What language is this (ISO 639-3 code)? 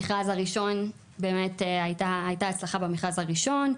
heb